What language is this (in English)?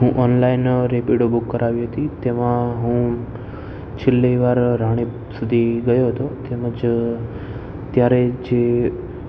Gujarati